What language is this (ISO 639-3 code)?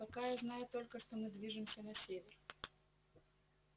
rus